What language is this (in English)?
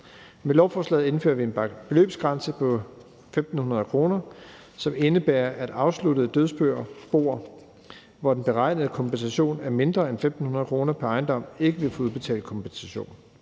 Danish